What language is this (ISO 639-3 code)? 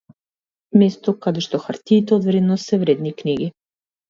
mkd